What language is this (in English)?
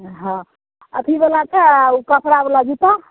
Maithili